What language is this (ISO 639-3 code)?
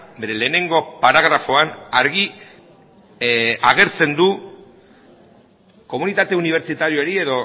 eus